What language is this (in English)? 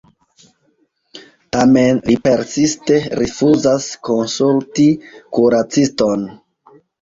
Esperanto